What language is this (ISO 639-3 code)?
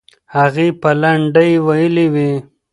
pus